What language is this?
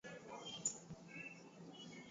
Swahili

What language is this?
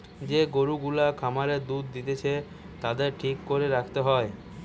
Bangla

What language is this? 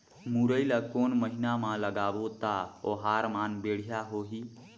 Chhattisgarhi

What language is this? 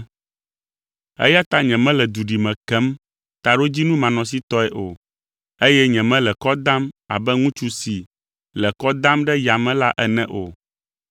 Ewe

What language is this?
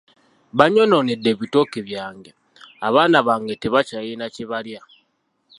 Ganda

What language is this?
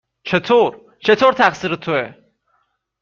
Persian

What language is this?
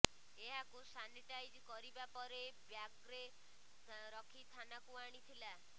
Odia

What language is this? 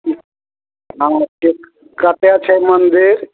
Maithili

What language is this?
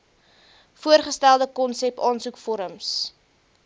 Afrikaans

